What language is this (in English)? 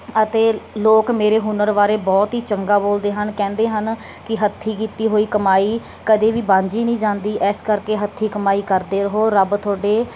Punjabi